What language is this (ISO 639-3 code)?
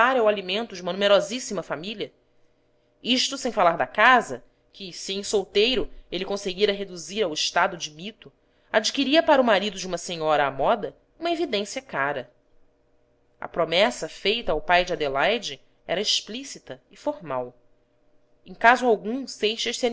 por